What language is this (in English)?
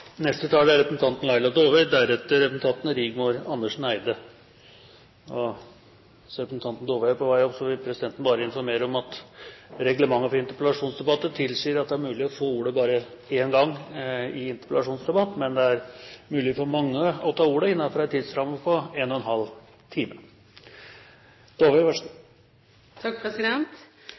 Norwegian Bokmål